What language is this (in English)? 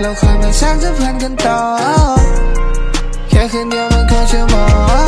Thai